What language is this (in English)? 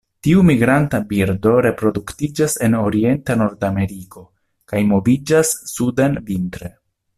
Esperanto